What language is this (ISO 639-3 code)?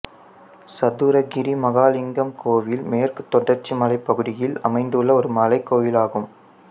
tam